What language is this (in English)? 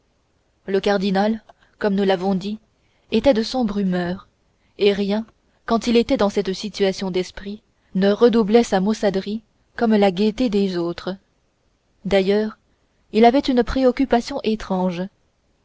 French